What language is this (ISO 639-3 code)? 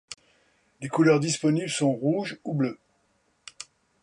fra